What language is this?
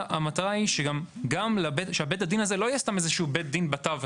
Hebrew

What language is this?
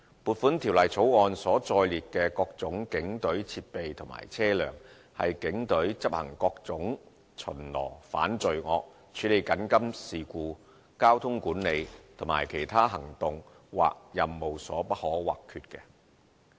Cantonese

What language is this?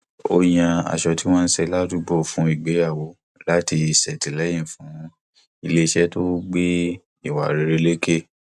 Yoruba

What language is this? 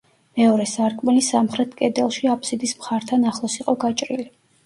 Georgian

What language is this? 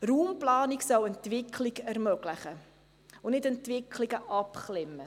Swiss German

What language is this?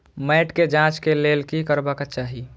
Maithili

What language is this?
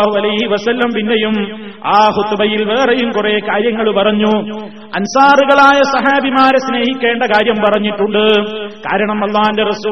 Malayalam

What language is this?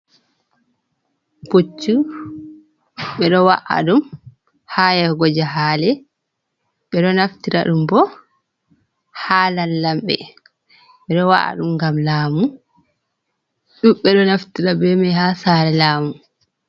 Fula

